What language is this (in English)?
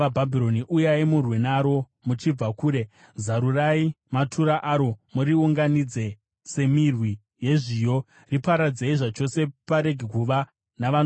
Shona